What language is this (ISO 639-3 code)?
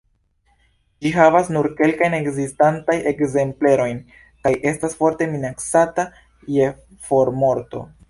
epo